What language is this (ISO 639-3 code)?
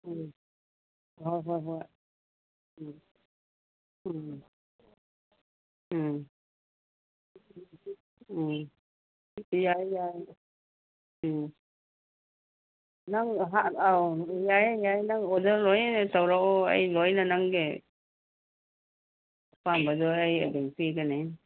mni